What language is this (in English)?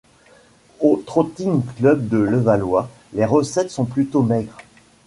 French